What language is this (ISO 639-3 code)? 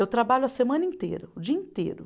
por